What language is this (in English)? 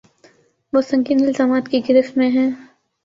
Urdu